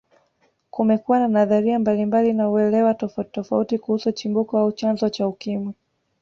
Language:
Swahili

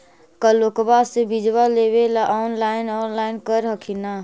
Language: Magahi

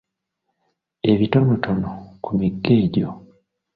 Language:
Ganda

